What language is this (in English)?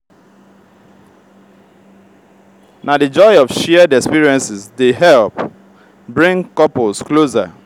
Nigerian Pidgin